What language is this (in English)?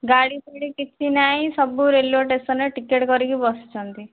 Odia